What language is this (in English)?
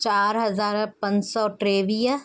Sindhi